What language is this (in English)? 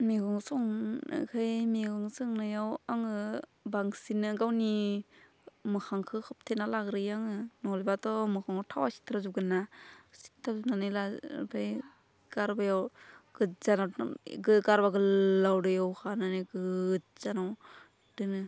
Bodo